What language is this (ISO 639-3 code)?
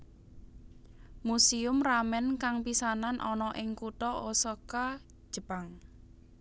jav